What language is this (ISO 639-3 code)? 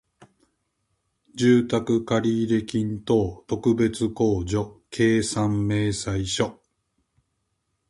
jpn